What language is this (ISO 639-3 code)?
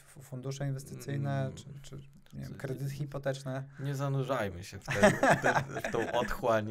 pol